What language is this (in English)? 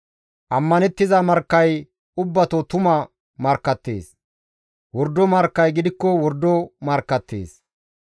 Gamo